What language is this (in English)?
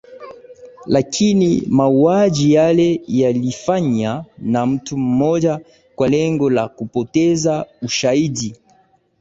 Swahili